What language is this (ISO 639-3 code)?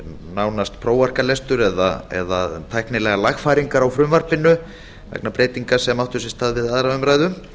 isl